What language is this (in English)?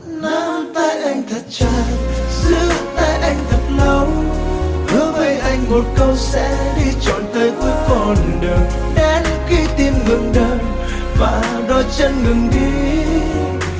Vietnamese